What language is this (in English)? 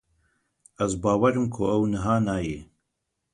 Kurdish